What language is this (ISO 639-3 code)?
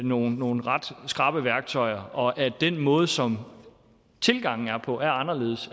dan